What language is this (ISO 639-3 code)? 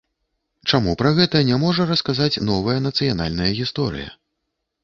bel